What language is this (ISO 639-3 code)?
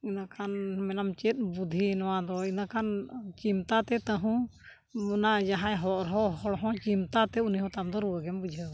sat